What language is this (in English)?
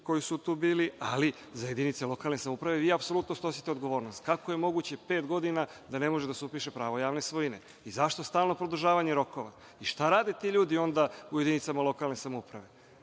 Serbian